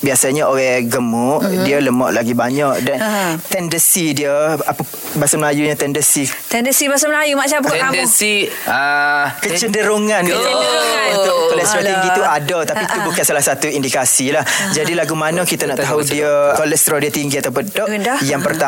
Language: Malay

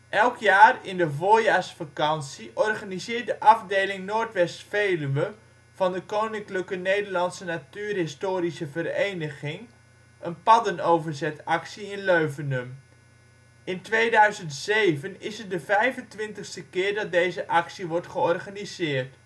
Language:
Dutch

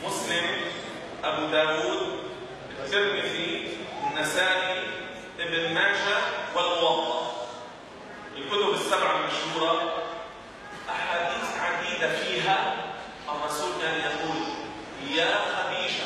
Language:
Arabic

